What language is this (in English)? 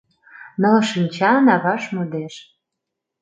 Mari